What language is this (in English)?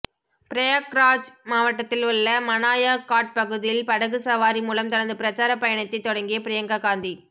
Tamil